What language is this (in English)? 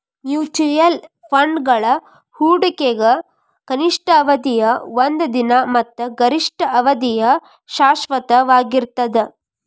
Kannada